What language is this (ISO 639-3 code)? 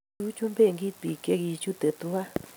kln